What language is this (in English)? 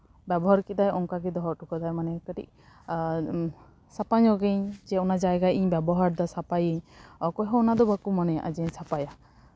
Santali